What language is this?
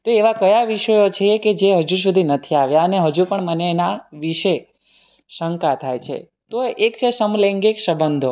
Gujarati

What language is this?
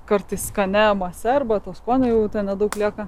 Lithuanian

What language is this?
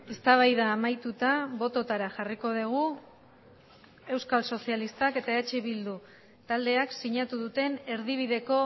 Basque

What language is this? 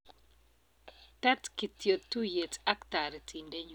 Kalenjin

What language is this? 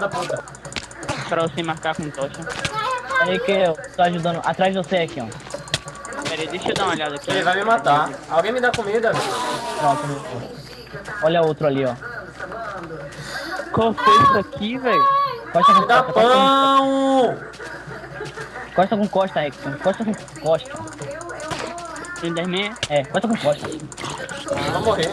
Portuguese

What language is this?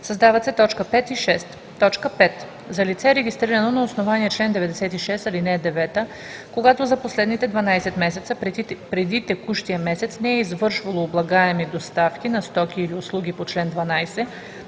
Bulgarian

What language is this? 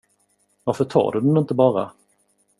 Swedish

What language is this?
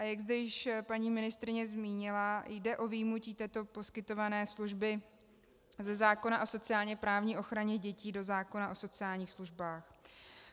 Czech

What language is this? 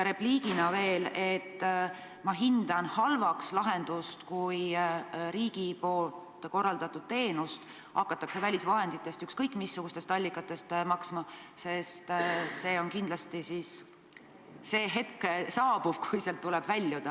Estonian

